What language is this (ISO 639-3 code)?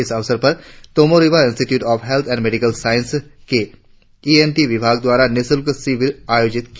hin